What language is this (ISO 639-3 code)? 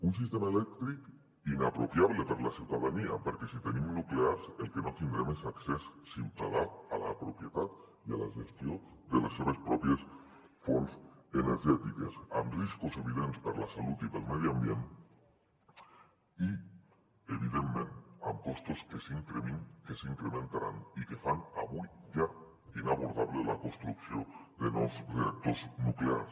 cat